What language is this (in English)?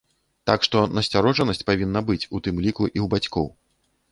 Belarusian